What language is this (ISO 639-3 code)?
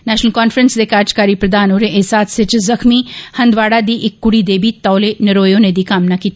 doi